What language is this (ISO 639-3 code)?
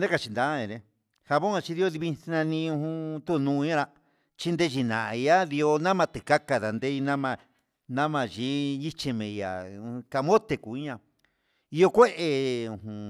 mxs